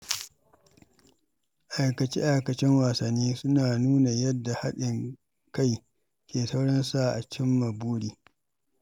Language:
Hausa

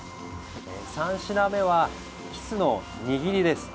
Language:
Japanese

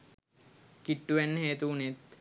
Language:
Sinhala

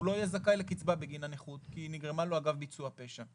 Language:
Hebrew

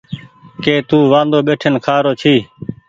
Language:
Goaria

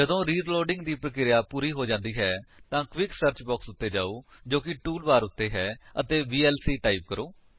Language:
Punjabi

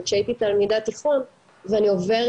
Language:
Hebrew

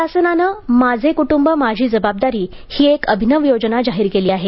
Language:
Marathi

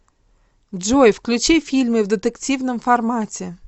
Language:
Russian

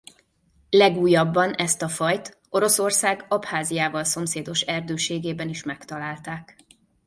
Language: Hungarian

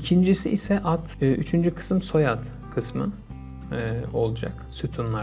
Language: Turkish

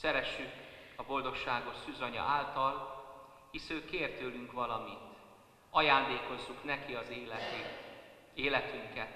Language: Hungarian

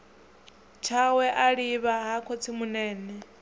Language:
Venda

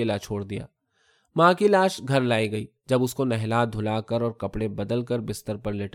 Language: Urdu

